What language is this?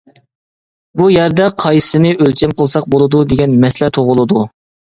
Uyghur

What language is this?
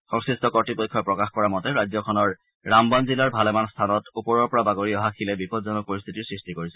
Assamese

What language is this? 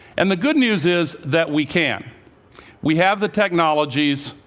English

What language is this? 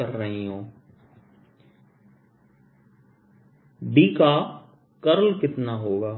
Hindi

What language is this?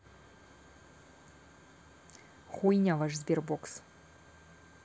Russian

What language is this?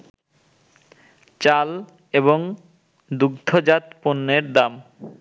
Bangla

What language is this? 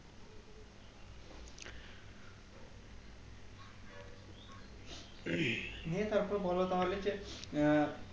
Bangla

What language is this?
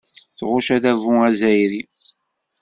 Kabyle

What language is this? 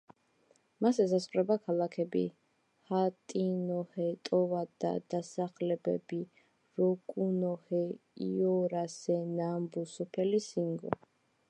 Georgian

